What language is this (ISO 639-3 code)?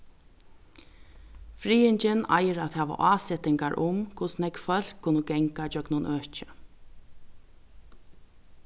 fao